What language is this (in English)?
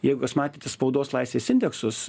Lithuanian